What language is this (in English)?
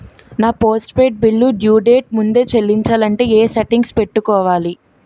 Telugu